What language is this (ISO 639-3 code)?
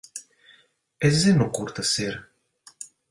lav